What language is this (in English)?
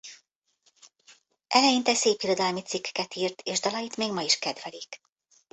Hungarian